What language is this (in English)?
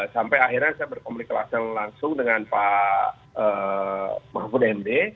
Indonesian